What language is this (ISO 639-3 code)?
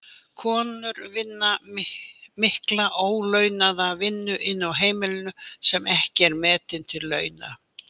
isl